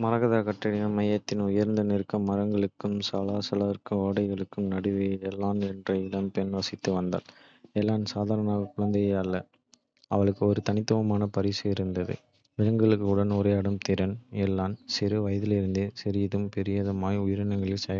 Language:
Kota (India)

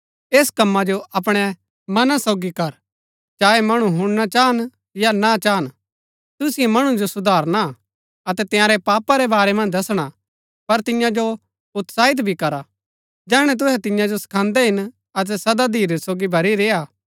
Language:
Gaddi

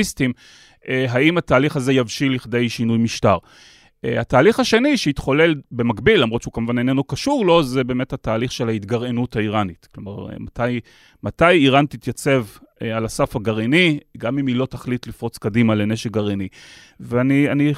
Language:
Hebrew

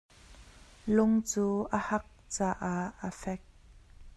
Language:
Hakha Chin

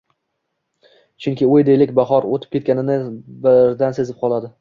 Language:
Uzbek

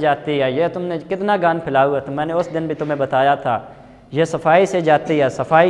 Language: Hindi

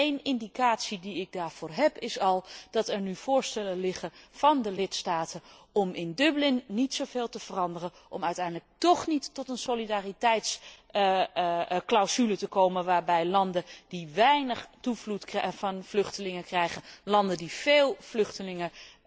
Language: Dutch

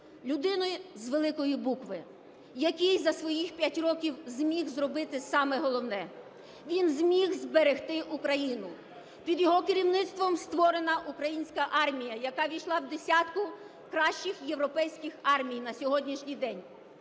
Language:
Ukrainian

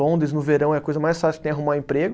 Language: Portuguese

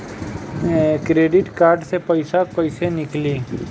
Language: Bhojpuri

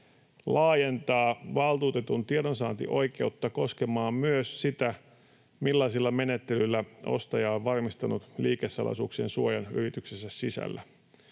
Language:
Finnish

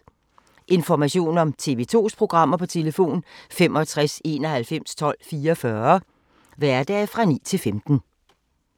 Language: Danish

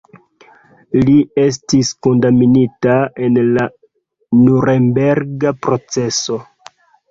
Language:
Esperanto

